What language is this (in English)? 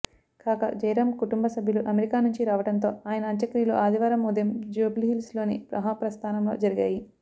Telugu